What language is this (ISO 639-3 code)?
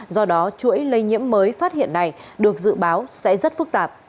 vie